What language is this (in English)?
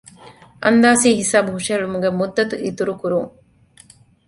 Divehi